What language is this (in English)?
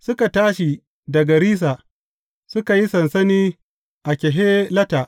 Hausa